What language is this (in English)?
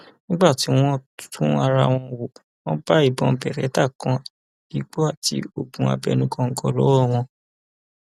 Yoruba